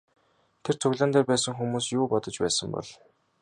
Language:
Mongolian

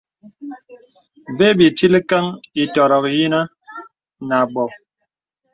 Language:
Bebele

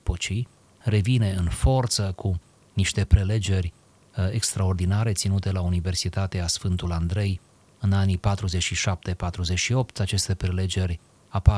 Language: Romanian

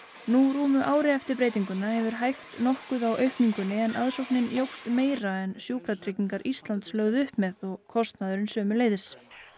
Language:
Icelandic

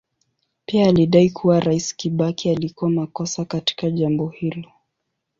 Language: Swahili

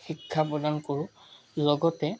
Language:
Assamese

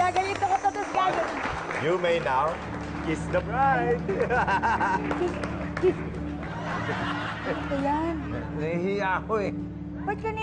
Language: Filipino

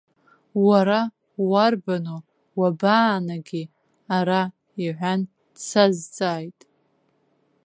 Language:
Abkhazian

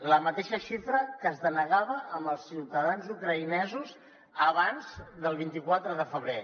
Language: Catalan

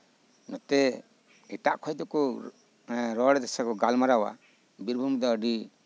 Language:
Santali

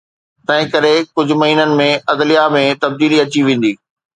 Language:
Sindhi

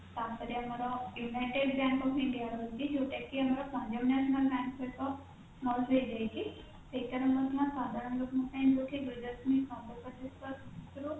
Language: Odia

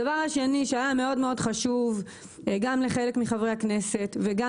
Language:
Hebrew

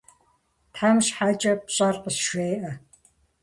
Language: Kabardian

